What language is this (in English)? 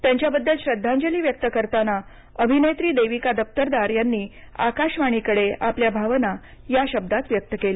Marathi